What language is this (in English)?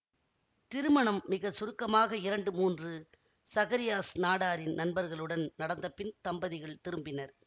Tamil